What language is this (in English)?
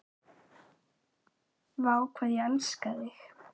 Icelandic